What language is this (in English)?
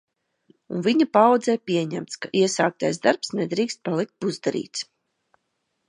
Latvian